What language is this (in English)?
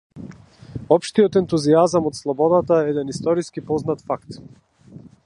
Macedonian